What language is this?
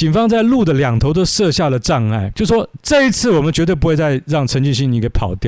Chinese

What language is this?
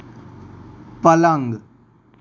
Gujarati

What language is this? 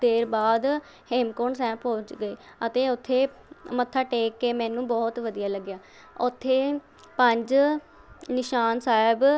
Punjabi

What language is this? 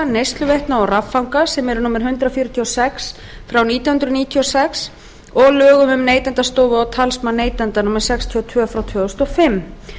Icelandic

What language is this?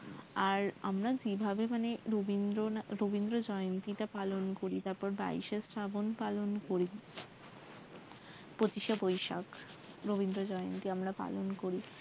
Bangla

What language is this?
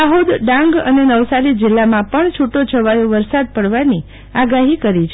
Gujarati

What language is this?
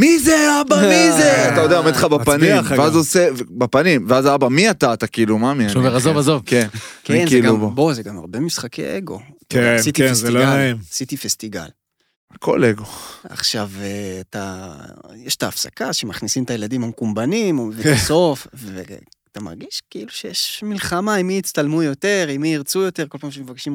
Hebrew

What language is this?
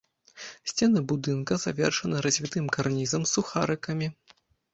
Belarusian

